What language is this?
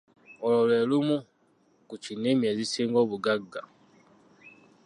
Ganda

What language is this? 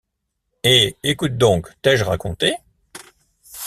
French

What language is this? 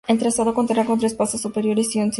Spanish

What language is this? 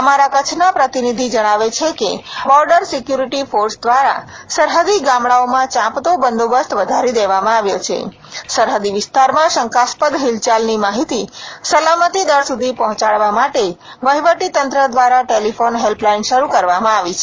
Gujarati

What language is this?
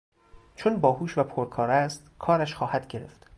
Persian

